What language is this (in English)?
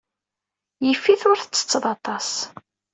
Kabyle